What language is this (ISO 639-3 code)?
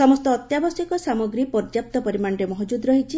ori